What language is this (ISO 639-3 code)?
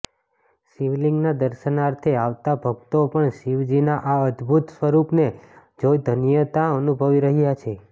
guj